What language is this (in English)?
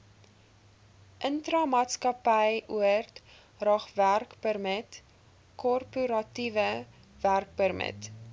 Afrikaans